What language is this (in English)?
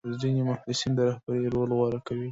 Pashto